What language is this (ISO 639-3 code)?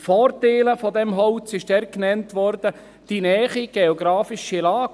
gsw